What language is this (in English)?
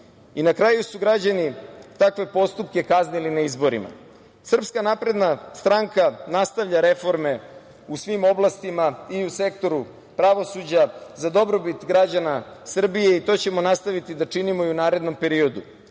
Serbian